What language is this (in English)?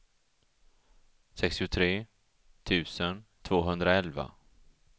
Swedish